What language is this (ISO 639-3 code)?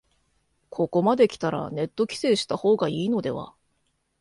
jpn